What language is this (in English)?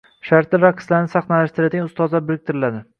Uzbek